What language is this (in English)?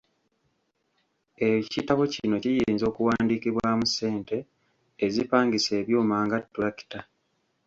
Ganda